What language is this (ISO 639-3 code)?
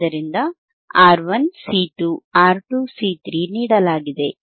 kan